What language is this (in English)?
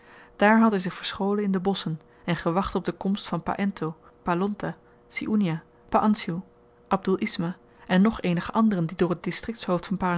Dutch